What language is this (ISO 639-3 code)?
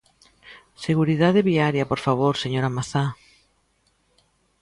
glg